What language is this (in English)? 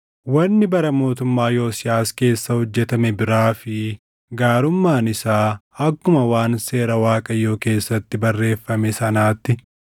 Oromo